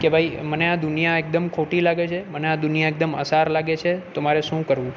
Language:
Gujarati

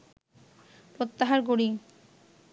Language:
Bangla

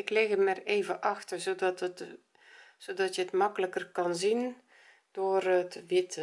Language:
Dutch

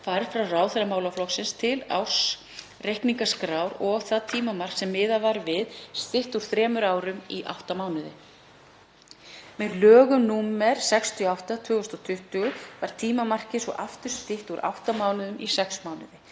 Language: Icelandic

